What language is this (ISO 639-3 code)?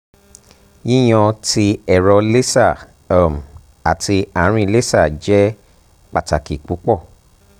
yor